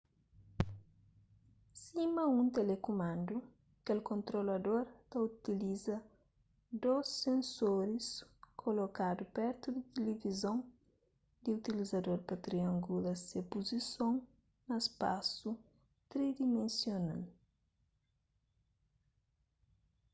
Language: Kabuverdianu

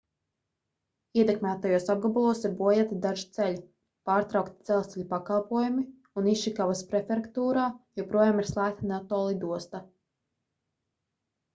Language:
Latvian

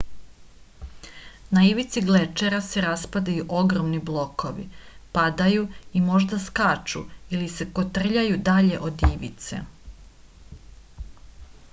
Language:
Serbian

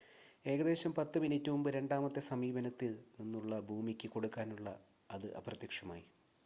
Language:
Malayalam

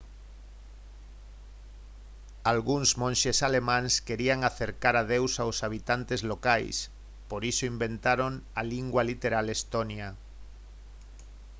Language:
Galician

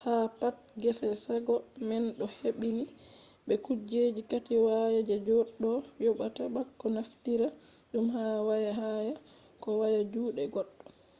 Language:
Fula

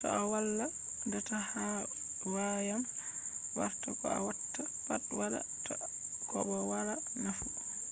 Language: Fula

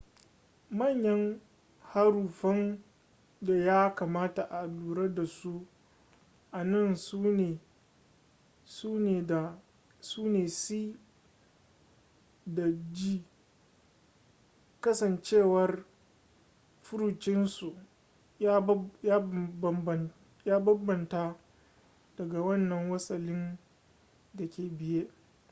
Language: Hausa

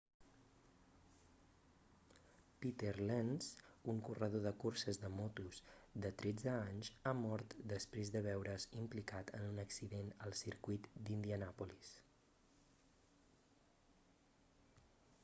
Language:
Catalan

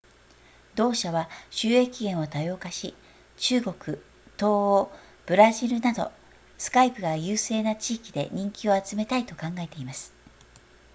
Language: Japanese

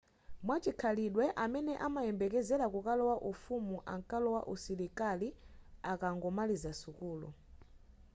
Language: Nyanja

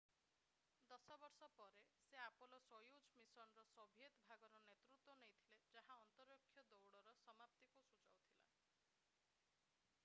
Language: Odia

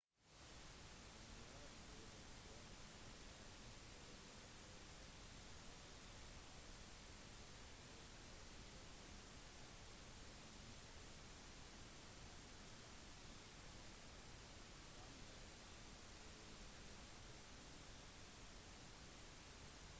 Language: Norwegian Bokmål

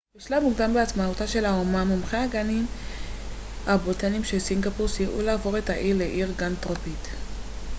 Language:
Hebrew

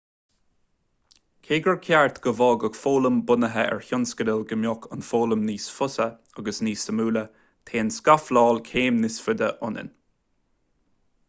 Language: Irish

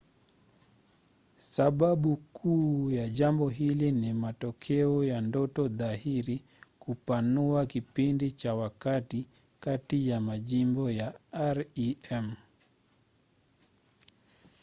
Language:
Swahili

